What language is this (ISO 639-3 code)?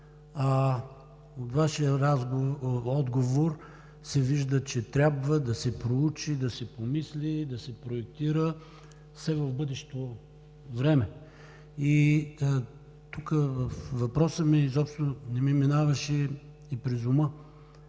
bul